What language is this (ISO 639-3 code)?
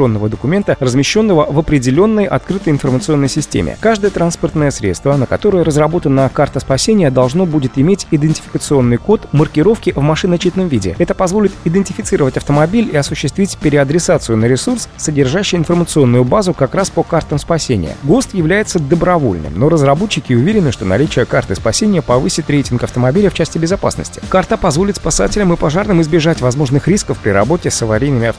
rus